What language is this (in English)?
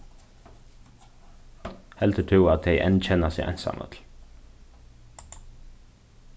Faroese